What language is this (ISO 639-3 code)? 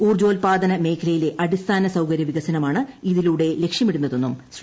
mal